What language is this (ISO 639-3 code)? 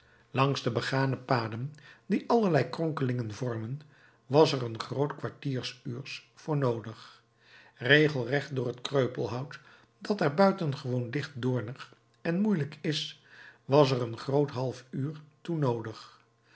nld